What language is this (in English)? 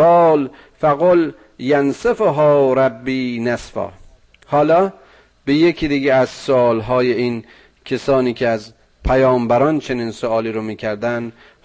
Persian